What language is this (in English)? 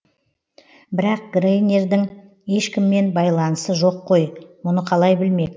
Kazakh